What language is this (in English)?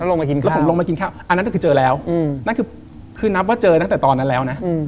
Thai